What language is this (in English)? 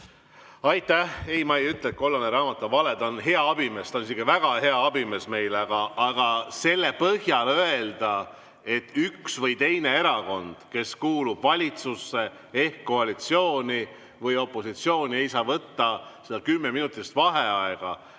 Estonian